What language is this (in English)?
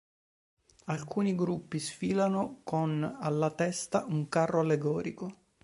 Italian